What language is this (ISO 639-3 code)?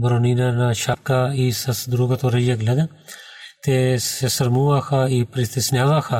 bul